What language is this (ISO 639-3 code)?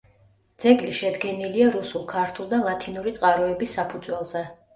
kat